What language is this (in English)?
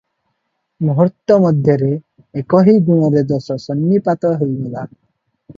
Odia